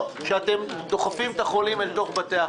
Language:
Hebrew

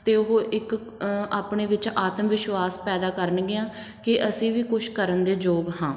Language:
Punjabi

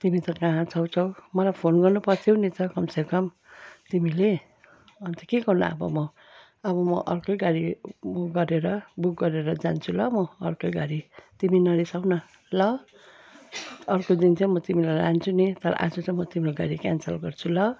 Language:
Nepali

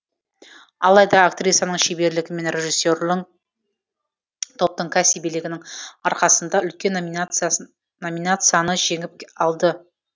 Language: Kazakh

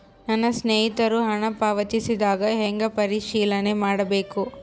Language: Kannada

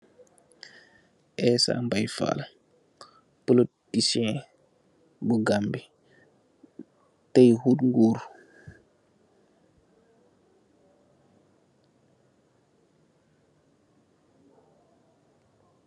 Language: Wolof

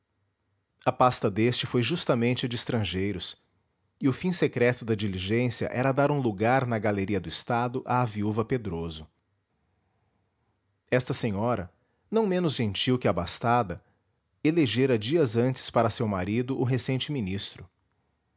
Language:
Portuguese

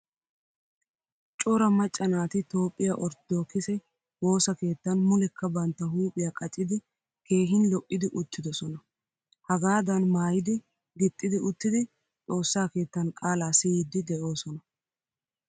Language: Wolaytta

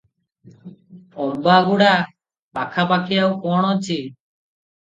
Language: Odia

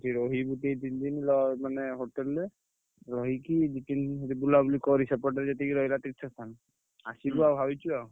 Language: Odia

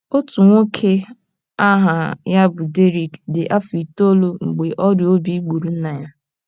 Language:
Igbo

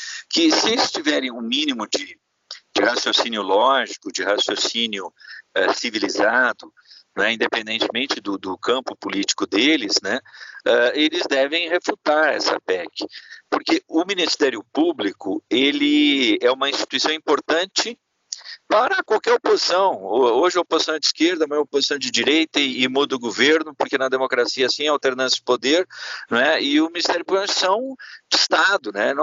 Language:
Portuguese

